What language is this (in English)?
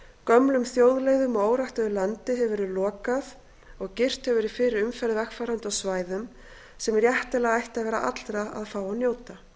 Icelandic